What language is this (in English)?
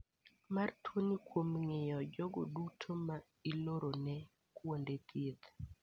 Luo (Kenya and Tanzania)